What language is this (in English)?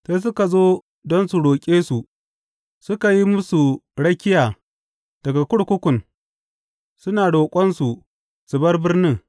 Hausa